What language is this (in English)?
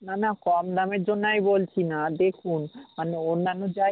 Bangla